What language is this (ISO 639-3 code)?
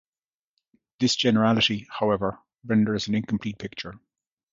eng